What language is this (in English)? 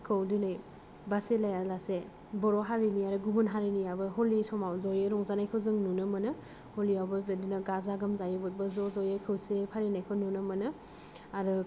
Bodo